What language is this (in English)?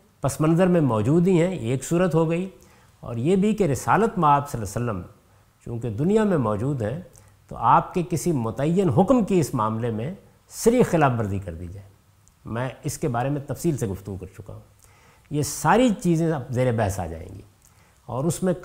Urdu